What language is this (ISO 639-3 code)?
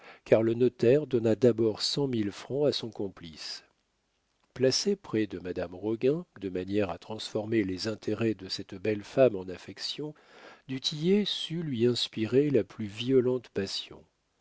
fra